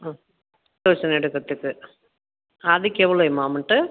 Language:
Tamil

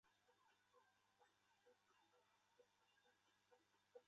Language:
Chinese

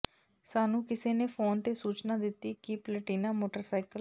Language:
Punjabi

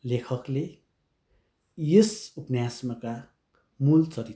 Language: Nepali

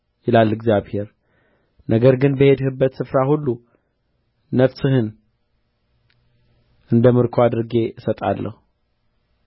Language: Amharic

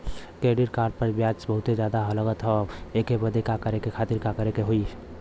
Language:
Bhojpuri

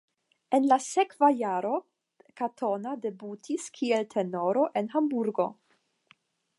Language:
Esperanto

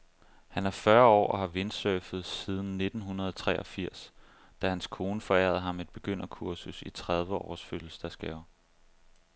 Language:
Danish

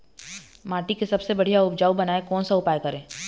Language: Chhattisgarhi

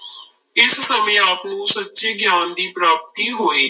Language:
Punjabi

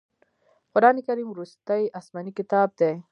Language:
Pashto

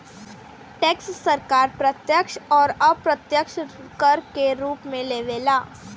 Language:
Bhojpuri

